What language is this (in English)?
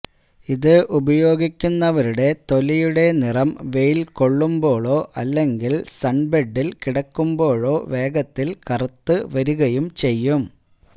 Malayalam